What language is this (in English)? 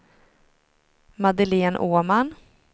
Swedish